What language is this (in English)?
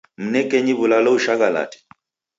Taita